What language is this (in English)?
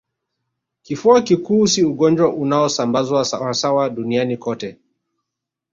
Swahili